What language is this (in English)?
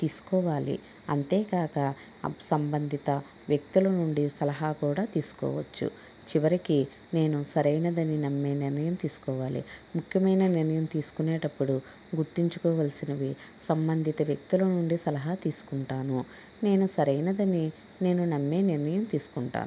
Telugu